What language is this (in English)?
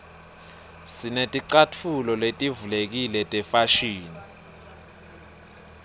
Swati